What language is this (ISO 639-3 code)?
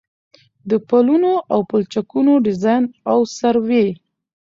pus